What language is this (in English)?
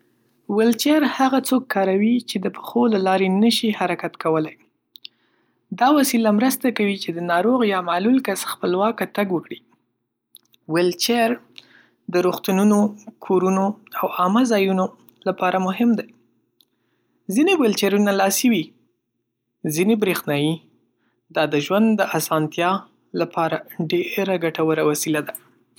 Pashto